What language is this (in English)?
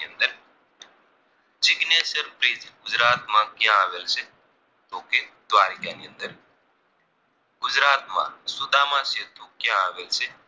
Gujarati